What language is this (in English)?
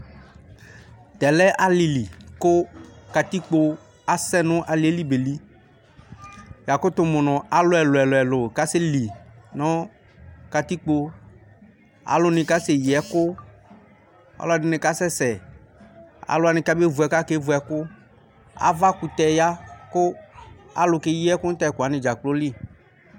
Ikposo